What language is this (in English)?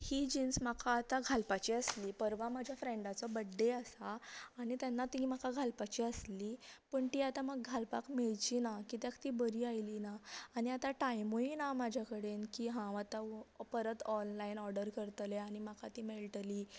Konkani